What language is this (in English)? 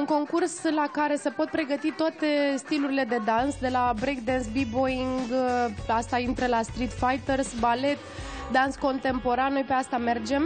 Romanian